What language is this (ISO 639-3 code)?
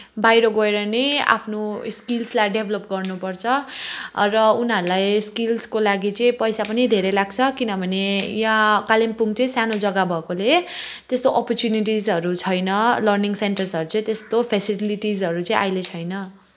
nep